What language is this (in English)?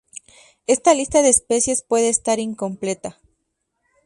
Spanish